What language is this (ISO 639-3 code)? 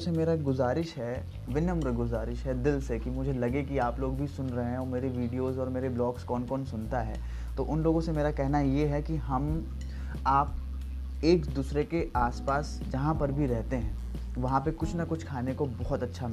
hin